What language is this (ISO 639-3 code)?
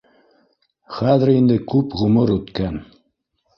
bak